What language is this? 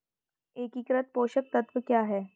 Hindi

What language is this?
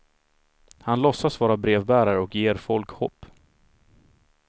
Swedish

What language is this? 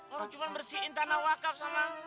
Indonesian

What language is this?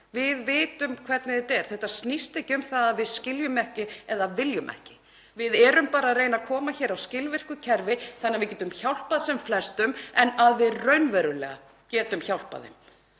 Icelandic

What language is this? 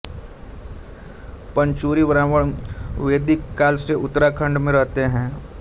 Hindi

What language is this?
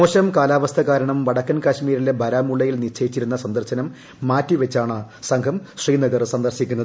Malayalam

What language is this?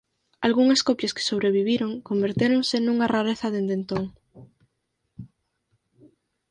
Galician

